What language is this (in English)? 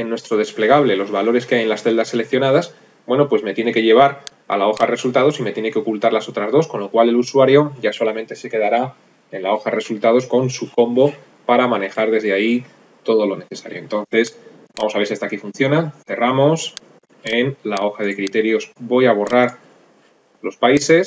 Spanish